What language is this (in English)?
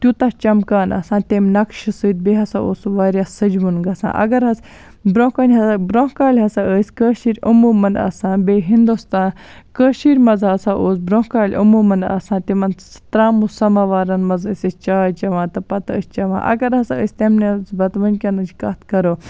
Kashmiri